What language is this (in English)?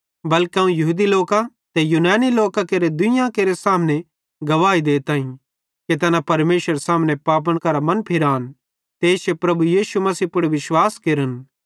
Bhadrawahi